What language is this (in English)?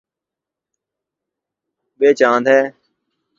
Urdu